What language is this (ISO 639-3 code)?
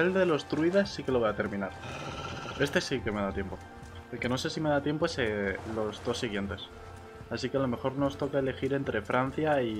spa